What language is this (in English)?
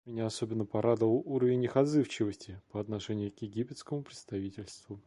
Russian